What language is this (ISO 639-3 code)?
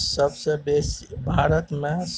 mai